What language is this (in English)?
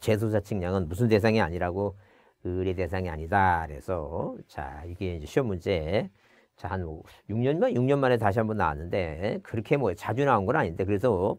Korean